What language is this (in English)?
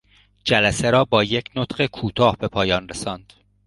Persian